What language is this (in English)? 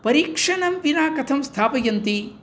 Sanskrit